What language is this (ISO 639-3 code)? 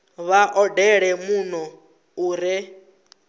ven